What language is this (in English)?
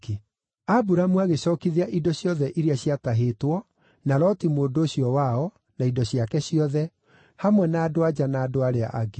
Kikuyu